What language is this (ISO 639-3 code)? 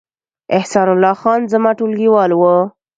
pus